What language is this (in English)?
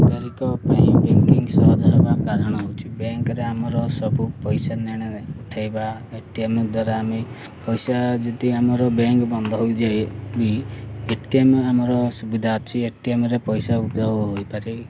Odia